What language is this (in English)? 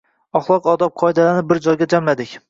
Uzbek